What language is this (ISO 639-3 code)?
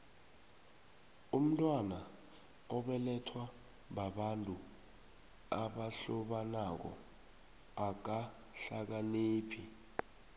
nbl